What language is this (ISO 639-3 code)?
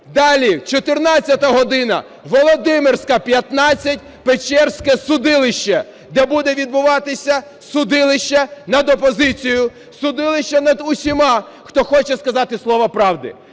ukr